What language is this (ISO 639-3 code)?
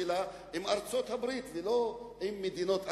heb